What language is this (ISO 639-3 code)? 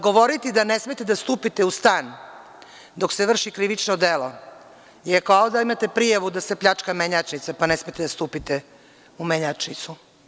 srp